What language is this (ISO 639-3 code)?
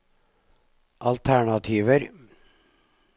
nor